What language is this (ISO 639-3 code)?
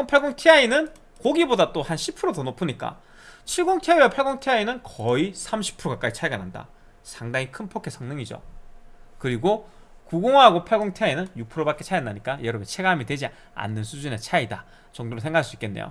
kor